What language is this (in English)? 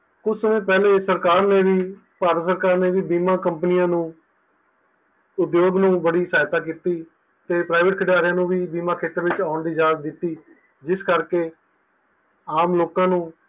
Punjabi